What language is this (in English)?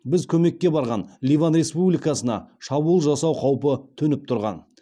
Kazakh